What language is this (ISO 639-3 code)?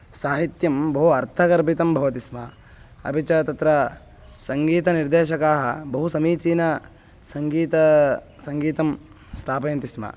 san